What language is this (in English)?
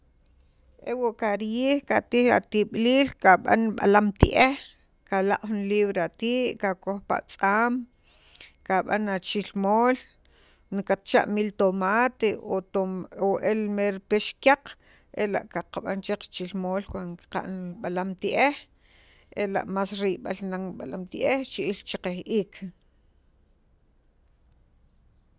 Sacapulteco